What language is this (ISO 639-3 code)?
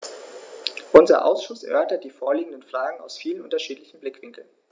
deu